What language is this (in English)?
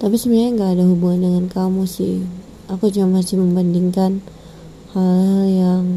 Indonesian